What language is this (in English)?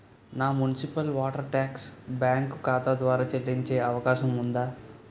Telugu